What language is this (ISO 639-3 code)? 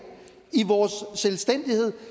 dan